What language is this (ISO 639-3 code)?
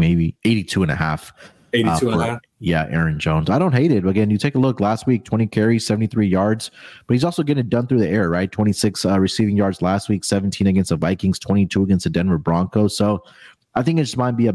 eng